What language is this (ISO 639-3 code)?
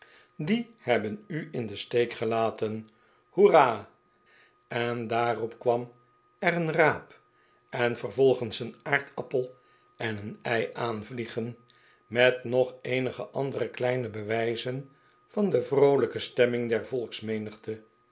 nld